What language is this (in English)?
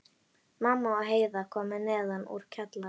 Icelandic